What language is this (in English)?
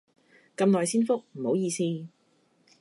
Cantonese